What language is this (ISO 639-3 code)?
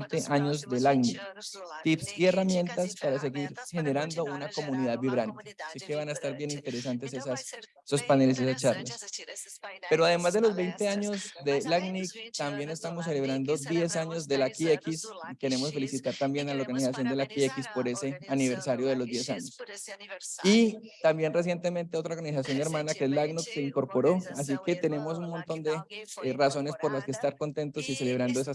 spa